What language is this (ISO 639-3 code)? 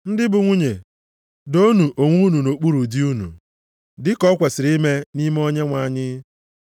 ibo